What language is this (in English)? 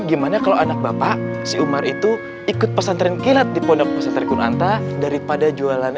Indonesian